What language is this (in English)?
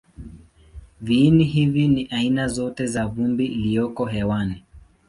Swahili